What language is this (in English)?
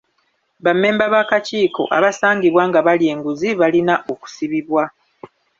Ganda